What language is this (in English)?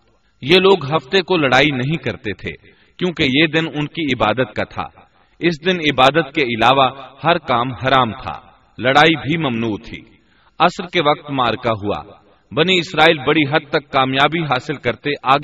Urdu